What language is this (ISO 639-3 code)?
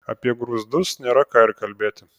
lit